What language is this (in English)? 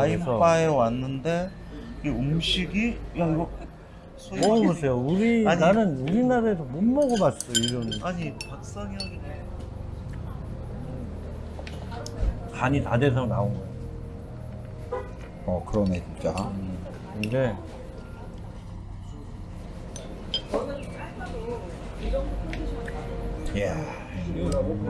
Korean